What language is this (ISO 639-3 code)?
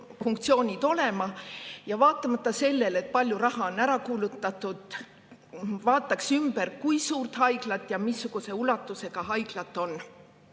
est